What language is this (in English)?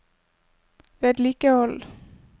Norwegian